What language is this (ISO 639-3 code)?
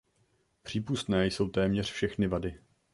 ces